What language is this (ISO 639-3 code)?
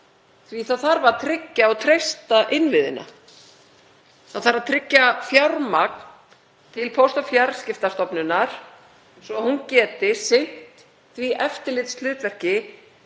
isl